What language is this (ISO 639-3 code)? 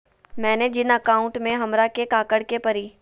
mag